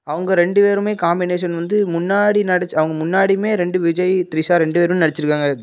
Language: Tamil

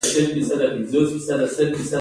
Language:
Pashto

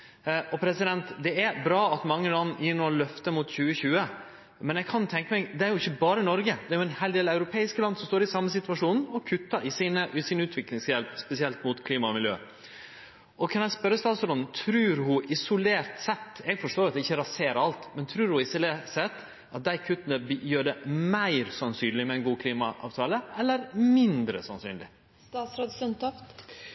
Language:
Norwegian Nynorsk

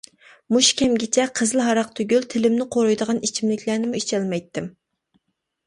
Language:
Uyghur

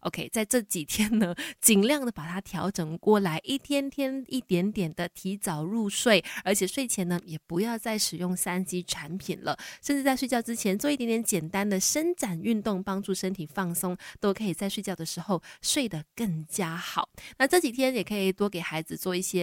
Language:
Chinese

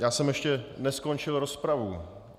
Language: Czech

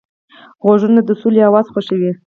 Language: Pashto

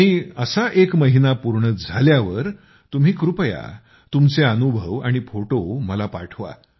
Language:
Marathi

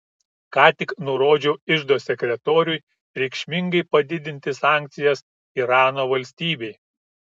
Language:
Lithuanian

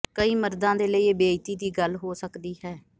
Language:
Punjabi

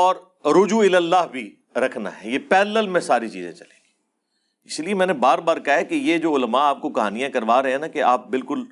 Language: Urdu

